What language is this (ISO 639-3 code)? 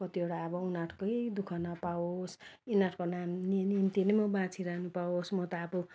nep